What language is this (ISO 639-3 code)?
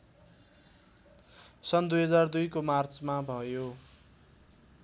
nep